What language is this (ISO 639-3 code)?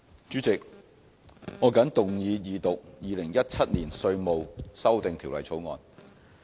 yue